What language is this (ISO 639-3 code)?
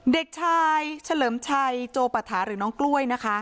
tha